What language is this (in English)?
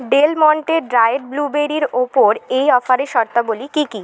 Bangla